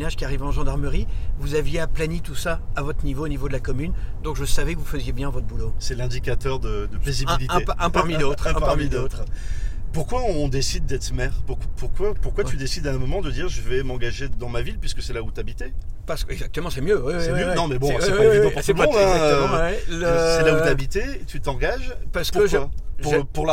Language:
French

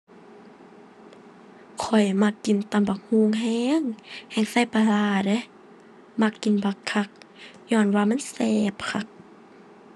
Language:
Thai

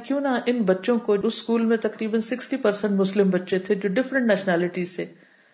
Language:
Urdu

